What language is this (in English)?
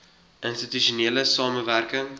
Afrikaans